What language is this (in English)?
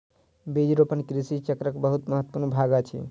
Maithili